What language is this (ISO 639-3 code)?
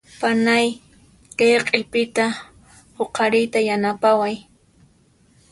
qxp